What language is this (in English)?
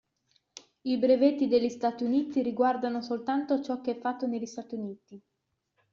Italian